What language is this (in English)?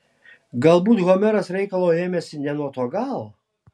Lithuanian